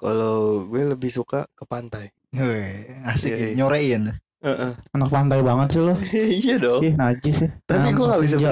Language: Indonesian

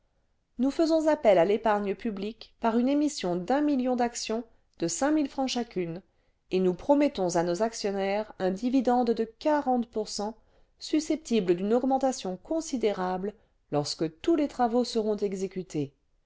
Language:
French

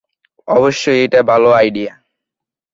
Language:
Bangla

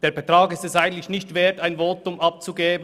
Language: Swiss German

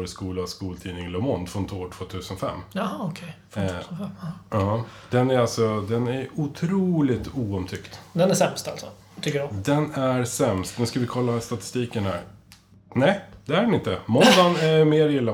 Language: Swedish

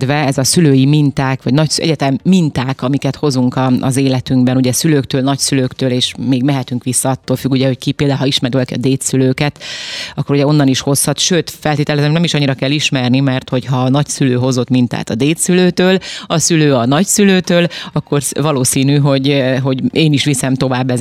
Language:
Hungarian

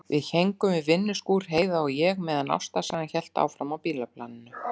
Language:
Icelandic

